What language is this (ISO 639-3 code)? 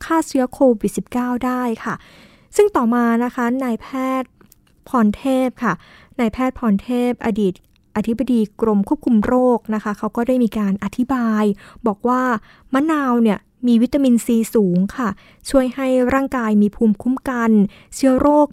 tha